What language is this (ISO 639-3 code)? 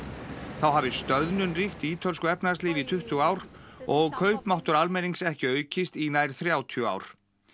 isl